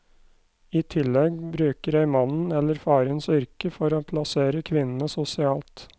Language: Norwegian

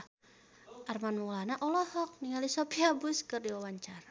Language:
Sundanese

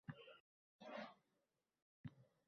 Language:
Uzbek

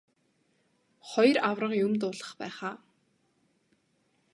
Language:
Mongolian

